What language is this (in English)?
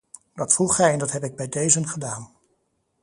Dutch